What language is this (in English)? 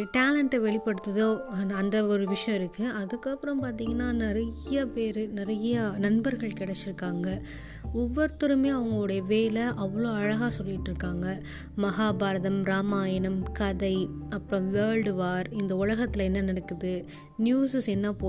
Tamil